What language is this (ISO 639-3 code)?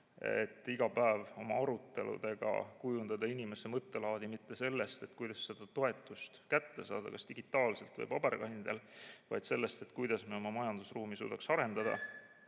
est